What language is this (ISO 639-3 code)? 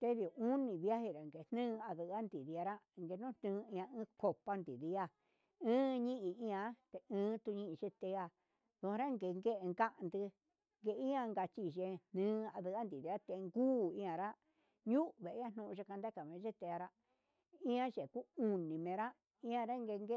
mxs